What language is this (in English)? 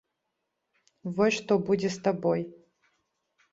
Belarusian